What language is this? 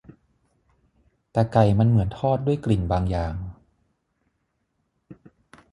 Thai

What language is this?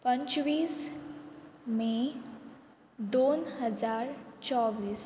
Konkani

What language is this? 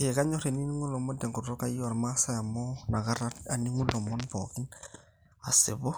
Masai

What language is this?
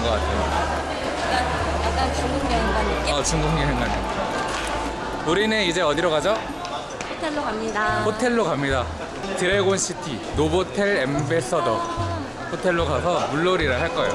Korean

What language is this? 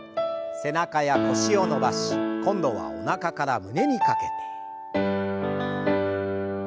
Japanese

